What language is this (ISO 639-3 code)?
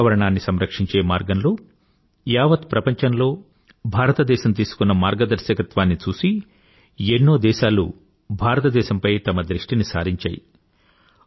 tel